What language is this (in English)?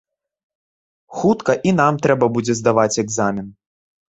Belarusian